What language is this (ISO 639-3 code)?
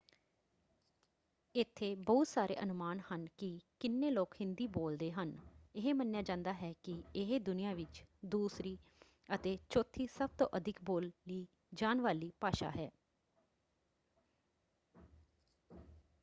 pan